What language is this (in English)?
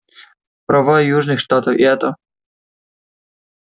Russian